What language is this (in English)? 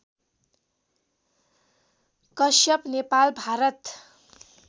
Nepali